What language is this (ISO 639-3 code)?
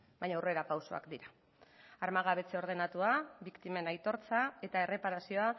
eus